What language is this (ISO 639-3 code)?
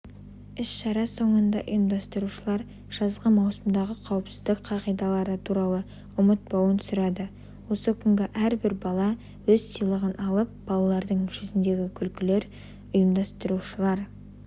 kaz